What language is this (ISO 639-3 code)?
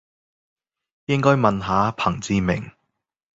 yue